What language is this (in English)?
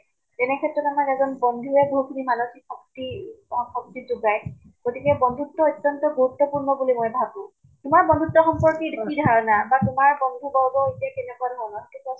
Assamese